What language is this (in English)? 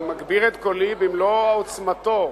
Hebrew